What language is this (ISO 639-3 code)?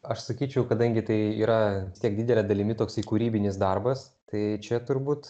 lit